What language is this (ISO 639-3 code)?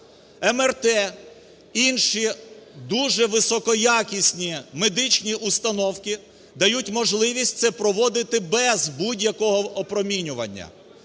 ukr